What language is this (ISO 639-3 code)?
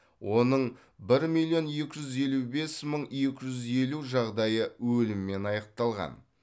kaz